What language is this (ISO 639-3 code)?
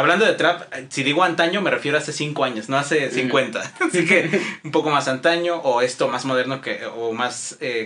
spa